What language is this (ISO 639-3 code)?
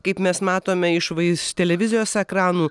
lit